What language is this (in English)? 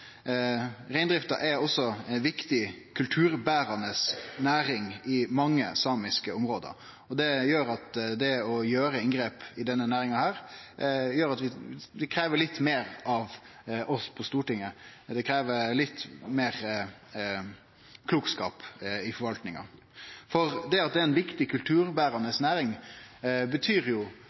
Norwegian Nynorsk